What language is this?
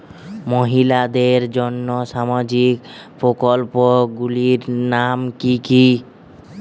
Bangla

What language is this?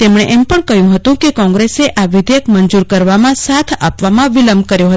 Gujarati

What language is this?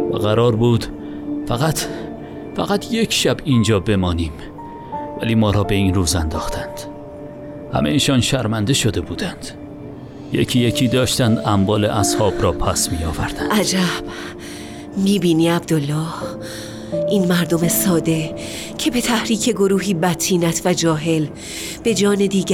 Persian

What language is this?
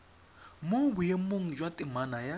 Tswana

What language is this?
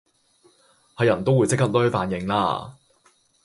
Cantonese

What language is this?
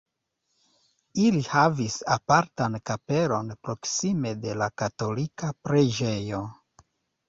Esperanto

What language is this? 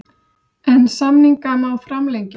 Icelandic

